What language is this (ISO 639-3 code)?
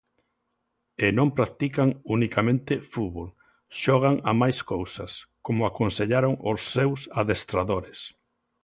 glg